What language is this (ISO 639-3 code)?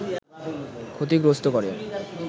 ben